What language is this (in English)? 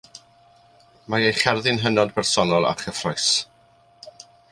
Welsh